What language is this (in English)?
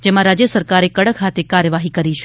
Gujarati